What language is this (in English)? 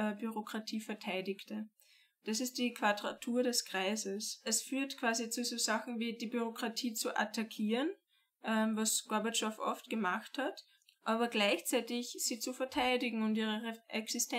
German